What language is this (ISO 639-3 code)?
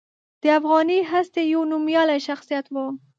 pus